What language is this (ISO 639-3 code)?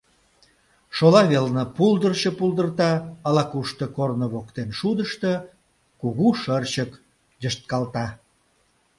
chm